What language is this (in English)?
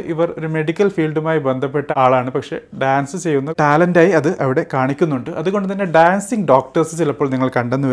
Malayalam